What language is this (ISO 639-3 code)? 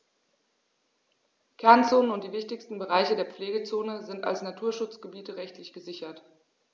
deu